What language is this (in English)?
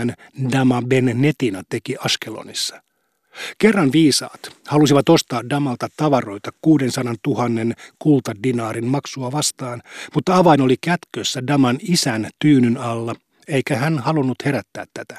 Finnish